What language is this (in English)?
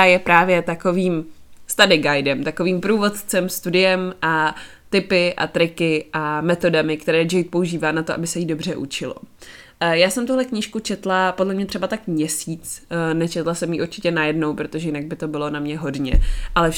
Czech